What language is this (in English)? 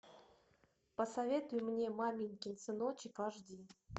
Russian